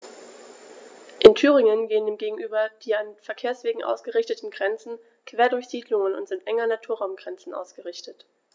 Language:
German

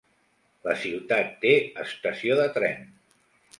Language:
Catalan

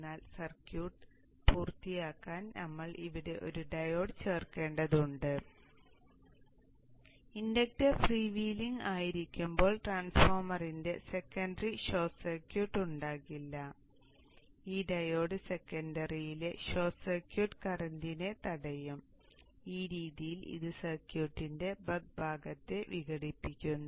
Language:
Malayalam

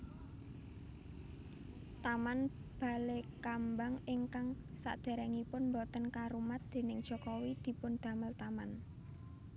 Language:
Javanese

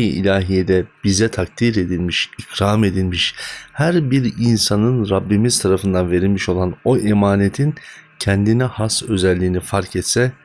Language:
Turkish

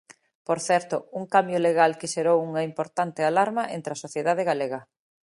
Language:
Galician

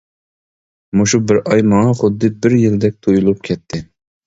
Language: Uyghur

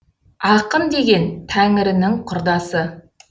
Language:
Kazakh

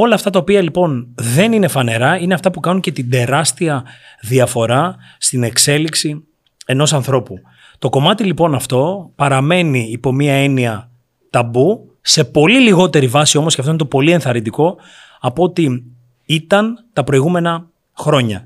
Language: Greek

